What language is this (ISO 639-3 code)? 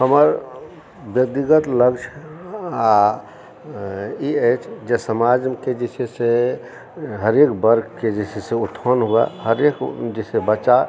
mai